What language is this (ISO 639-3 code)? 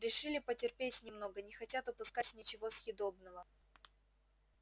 rus